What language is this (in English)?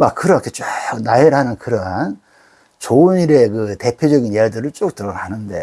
Korean